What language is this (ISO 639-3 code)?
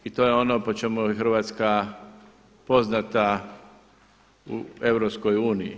hrv